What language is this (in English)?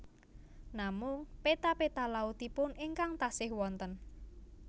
Javanese